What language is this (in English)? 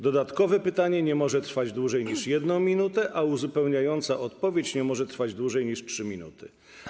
Polish